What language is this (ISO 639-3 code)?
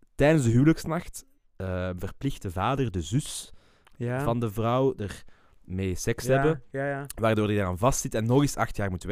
nld